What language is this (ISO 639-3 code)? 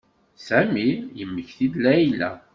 kab